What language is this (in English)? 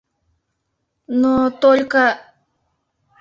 Mari